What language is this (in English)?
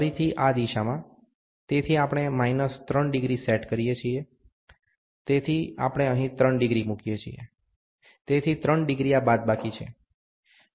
Gujarati